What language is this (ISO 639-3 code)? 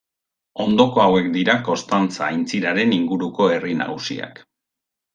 eus